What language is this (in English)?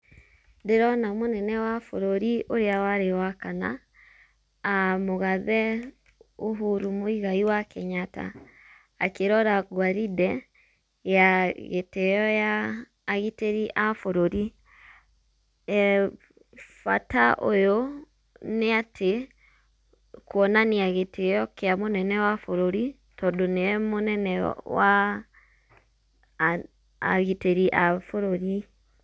Kikuyu